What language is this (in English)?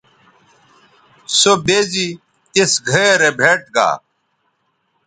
Bateri